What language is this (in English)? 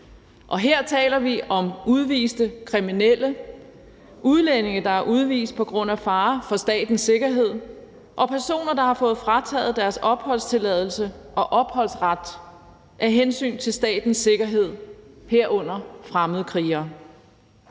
Danish